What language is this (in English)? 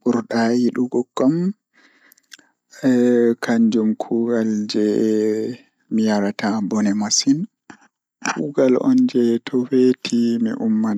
Fula